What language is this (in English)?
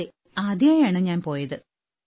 Malayalam